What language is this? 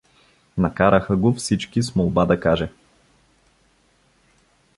Bulgarian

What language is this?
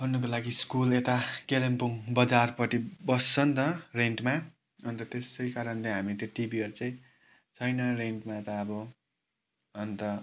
Nepali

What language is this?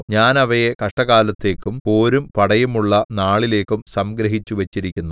Malayalam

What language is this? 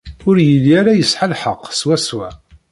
Kabyle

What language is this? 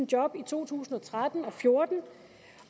Danish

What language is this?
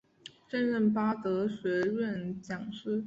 Chinese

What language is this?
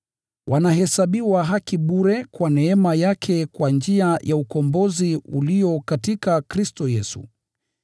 Swahili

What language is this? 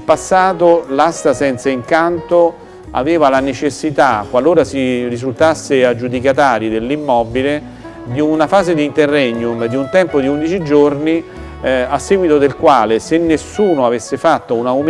Italian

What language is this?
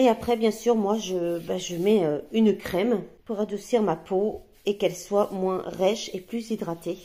French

